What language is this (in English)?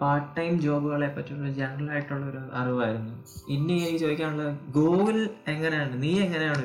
Malayalam